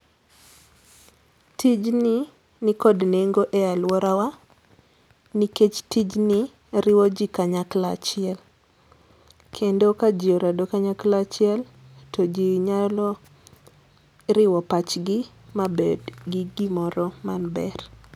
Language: Luo (Kenya and Tanzania)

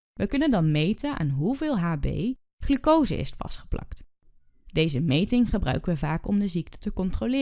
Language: Dutch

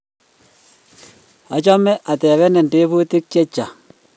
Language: Kalenjin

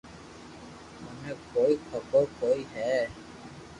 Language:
Loarki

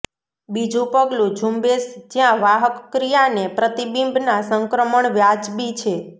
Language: Gujarati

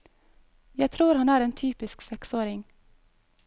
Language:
Norwegian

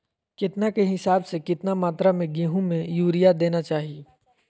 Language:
Magahi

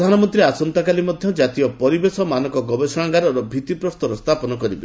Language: Odia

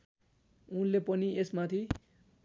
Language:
Nepali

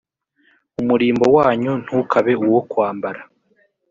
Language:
Kinyarwanda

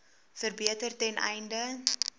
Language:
Afrikaans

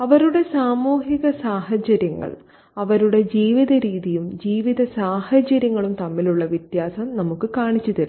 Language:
Malayalam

